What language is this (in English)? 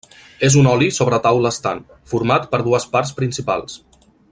Catalan